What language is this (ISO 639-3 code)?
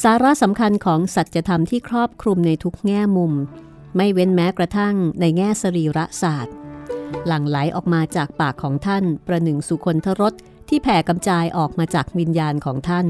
tha